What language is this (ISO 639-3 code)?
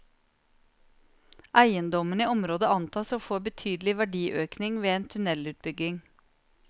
nor